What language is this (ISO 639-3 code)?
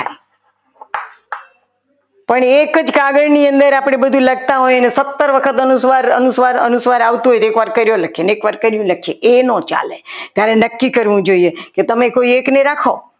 guj